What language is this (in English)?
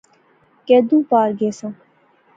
Pahari-Potwari